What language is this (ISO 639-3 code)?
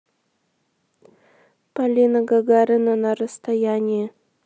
rus